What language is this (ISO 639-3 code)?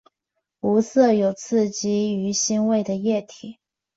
zho